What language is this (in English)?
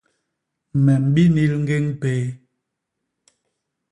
Basaa